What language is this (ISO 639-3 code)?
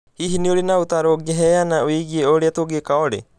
kik